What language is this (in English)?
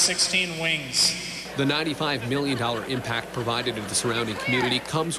English